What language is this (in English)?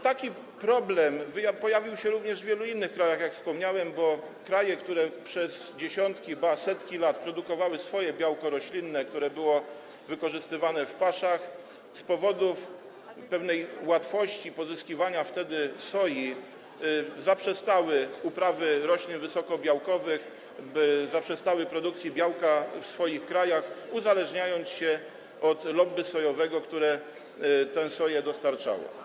Polish